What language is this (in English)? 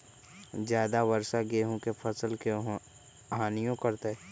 Magahi